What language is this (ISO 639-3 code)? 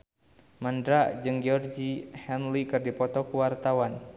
sun